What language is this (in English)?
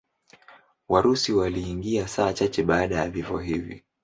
Swahili